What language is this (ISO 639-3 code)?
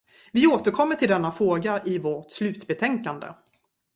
swe